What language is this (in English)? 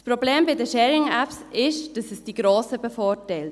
Swiss German